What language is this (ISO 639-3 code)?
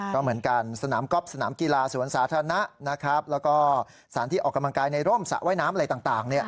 tha